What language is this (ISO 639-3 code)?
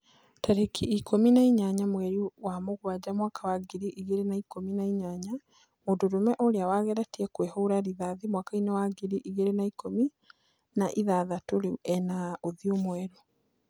kik